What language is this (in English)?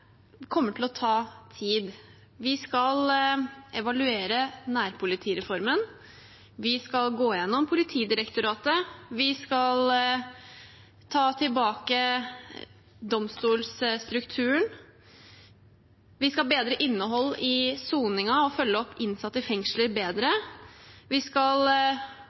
Norwegian Bokmål